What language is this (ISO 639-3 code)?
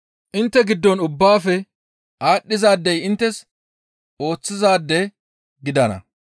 gmv